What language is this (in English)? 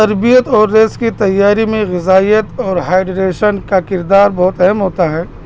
Urdu